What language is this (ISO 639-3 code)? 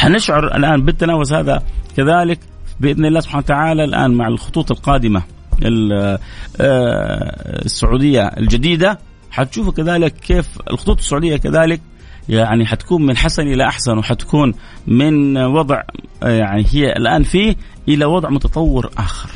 ara